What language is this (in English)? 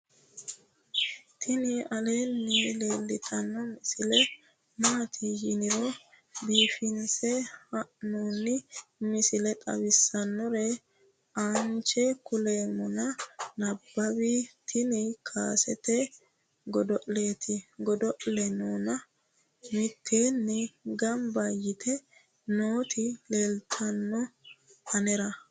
Sidamo